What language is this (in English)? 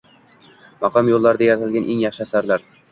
Uzbek